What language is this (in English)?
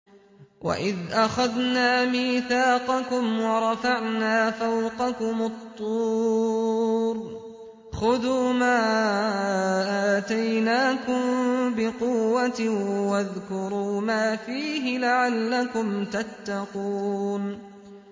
Arabic